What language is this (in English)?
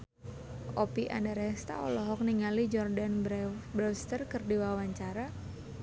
Sundanese